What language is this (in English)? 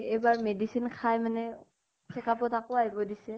Assamese